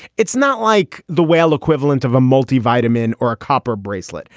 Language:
English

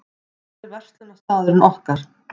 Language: Icelandic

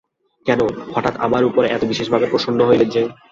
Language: Bangla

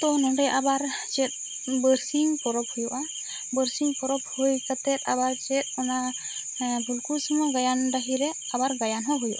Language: Santali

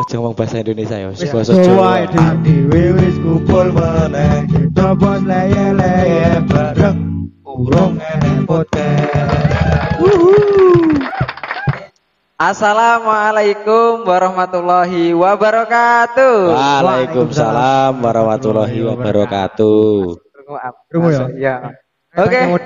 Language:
Indonesian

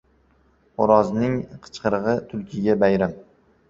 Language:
Uzbek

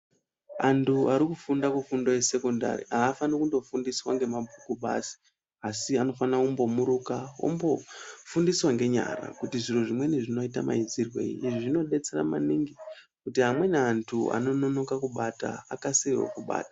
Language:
Ndau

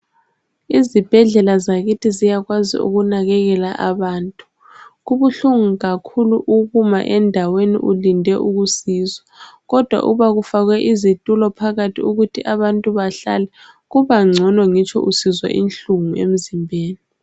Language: North Ndebele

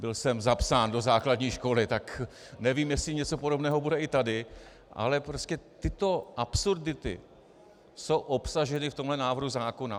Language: Czech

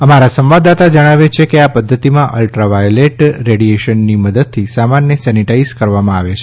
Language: Gujarati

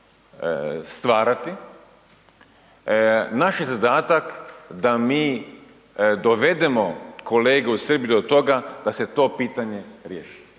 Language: Croatian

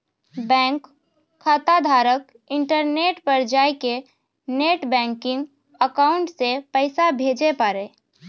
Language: Maithili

